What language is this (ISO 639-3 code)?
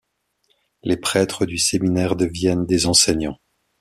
fra